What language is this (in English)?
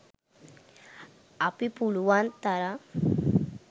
Sinhala